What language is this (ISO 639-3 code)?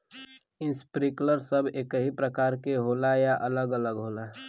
bho